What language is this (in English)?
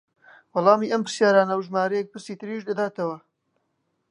Central Kurdish